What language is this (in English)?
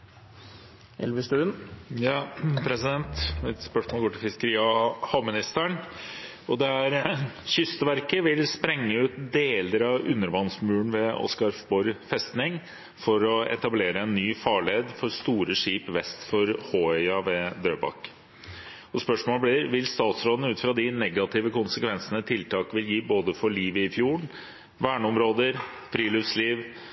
Norwegian Bokmål